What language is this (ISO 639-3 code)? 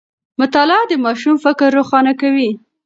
pus